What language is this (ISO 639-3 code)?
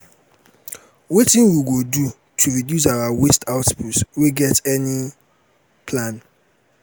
pcm